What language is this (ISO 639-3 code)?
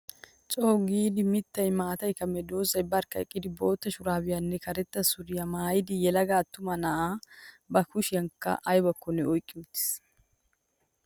wal